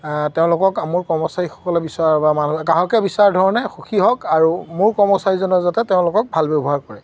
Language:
Assamese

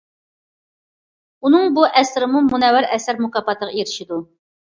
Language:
Uyghur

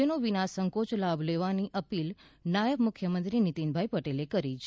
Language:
Gujarati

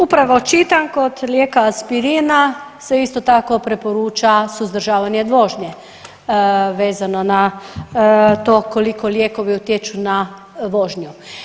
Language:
Croatian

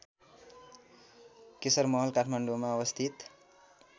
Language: Nepali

